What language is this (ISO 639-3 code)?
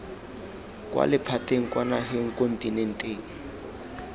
tsn